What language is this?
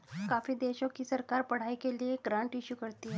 Hindi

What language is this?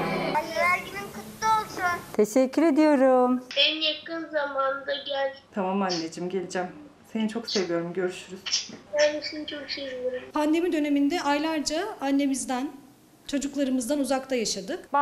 Turkish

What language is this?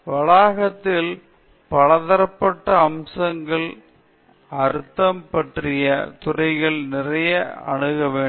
Tamil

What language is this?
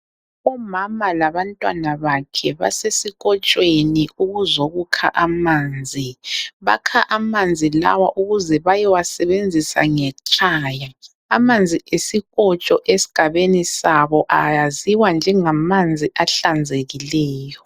North Ndebele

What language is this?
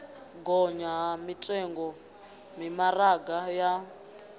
Venda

